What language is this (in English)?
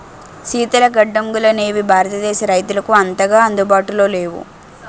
Telugu